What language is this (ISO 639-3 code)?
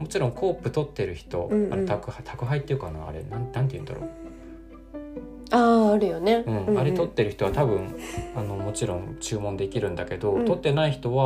jpn